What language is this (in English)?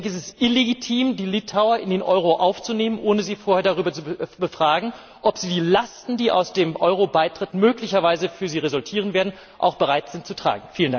German